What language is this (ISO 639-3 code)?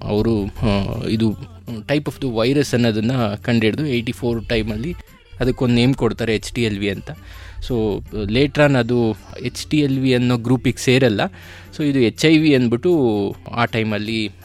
kan